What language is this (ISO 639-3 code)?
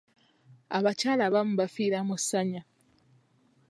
lug